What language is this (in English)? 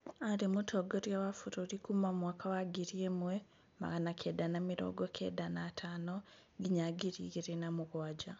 Kikuyu